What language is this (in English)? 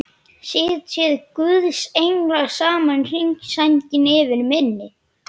Icelandic